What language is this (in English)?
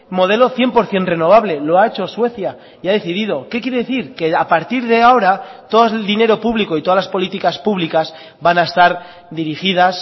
Spanish